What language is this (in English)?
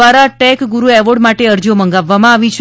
Gujarati